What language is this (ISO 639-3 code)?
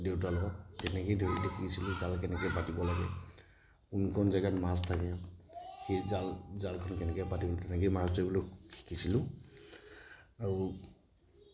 asm